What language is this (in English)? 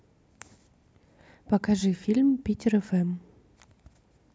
Russian